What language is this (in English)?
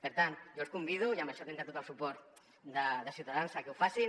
Catalan